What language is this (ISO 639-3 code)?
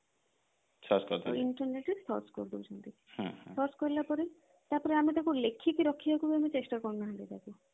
ori